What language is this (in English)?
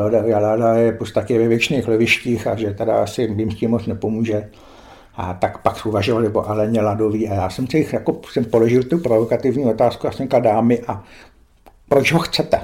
Czech